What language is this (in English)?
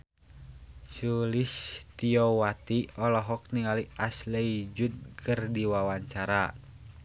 Sundanese